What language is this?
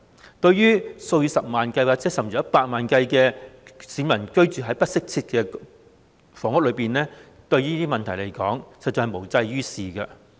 Cantonese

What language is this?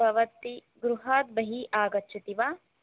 Sanskrit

